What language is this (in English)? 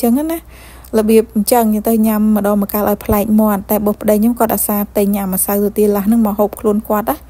Vietnamese